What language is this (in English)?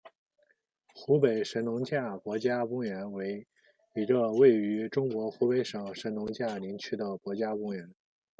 Chinese